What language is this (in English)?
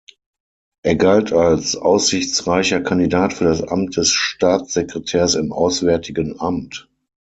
German